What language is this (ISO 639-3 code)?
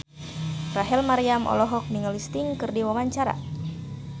sun